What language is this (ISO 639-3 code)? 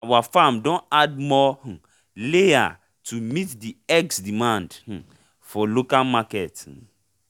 pcm